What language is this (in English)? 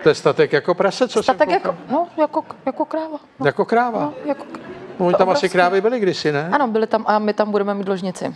Czech